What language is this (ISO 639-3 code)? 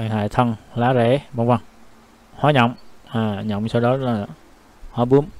vie